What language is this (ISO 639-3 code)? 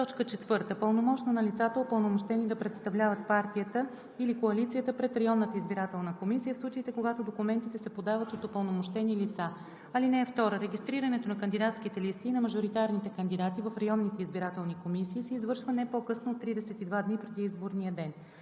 bul